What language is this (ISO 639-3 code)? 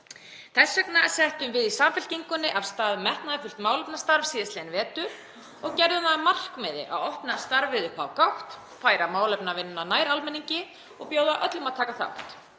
isl